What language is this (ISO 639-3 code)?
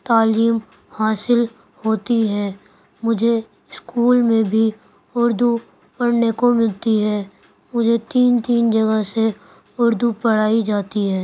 urd